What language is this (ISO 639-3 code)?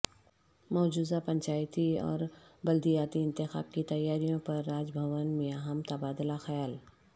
urd